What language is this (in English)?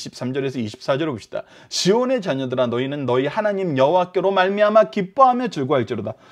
Korean